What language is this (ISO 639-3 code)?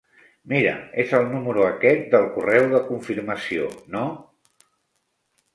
cat